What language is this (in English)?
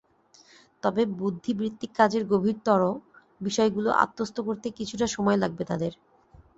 Bangla